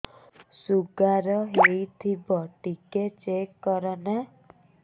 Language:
Odia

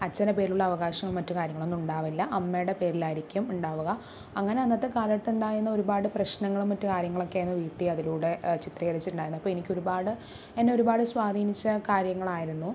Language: Malayalam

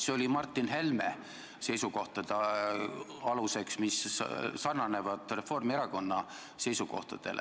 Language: Estonian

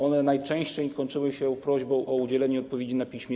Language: Polish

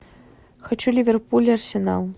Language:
Russian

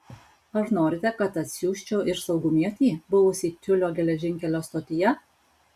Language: Lithuanian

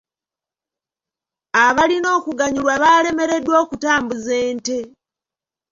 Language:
Ganda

